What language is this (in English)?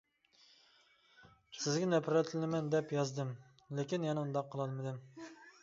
Uyghur